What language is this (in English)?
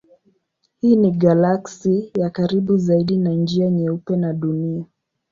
Swahili